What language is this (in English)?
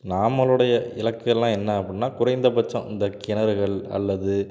Tamil